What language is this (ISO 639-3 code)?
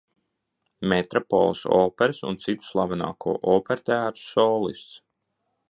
lav